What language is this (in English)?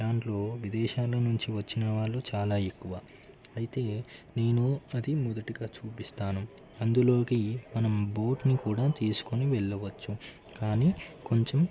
Telugu